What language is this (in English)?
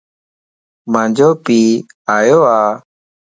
Lasi